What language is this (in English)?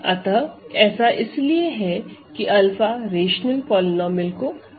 Hindi